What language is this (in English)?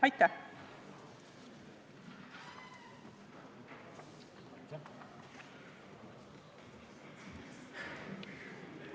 Estonian